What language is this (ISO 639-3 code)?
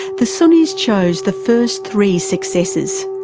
eng